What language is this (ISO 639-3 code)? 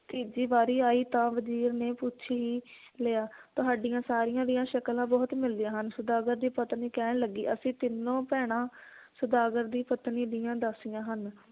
pan